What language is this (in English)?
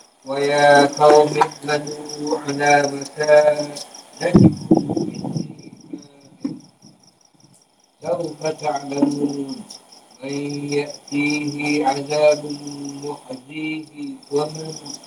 Malay